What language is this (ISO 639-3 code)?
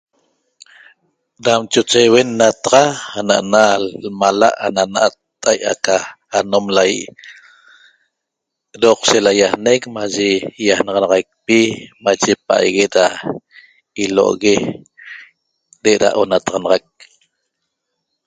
tob